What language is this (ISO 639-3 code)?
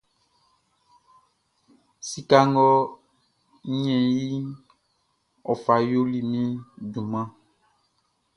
bci